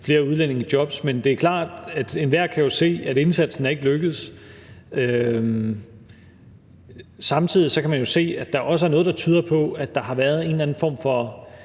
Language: Danish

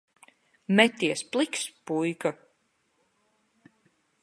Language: Latvian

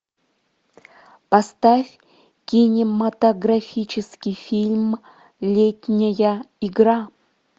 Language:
Russian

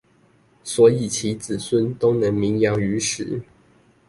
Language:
Chinese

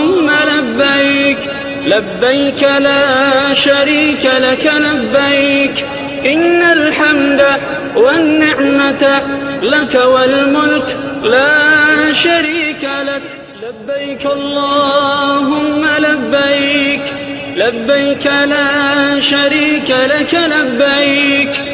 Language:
Arabic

